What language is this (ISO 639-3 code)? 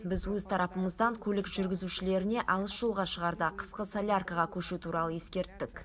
kaz